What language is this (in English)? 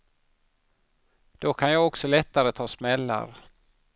Swedish